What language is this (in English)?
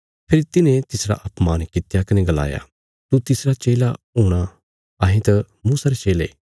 Bilaspuri